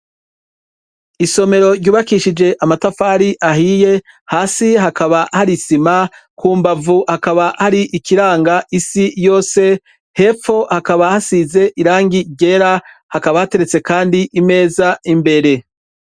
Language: Rundi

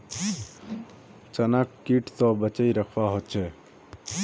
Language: Magahi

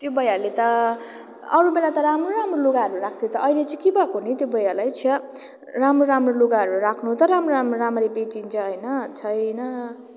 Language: Nepali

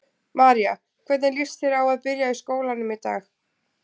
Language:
Icelandic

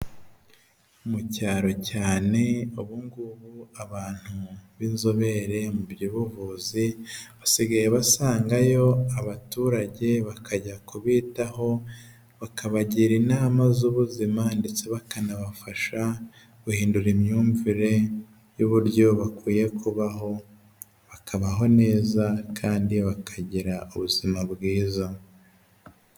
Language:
Kinyarwanda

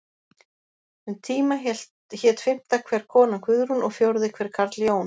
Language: Icelandic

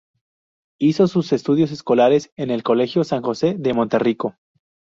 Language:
Spanish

